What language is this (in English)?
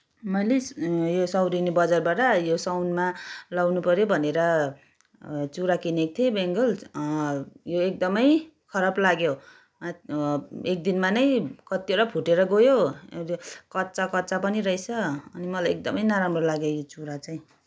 Nepali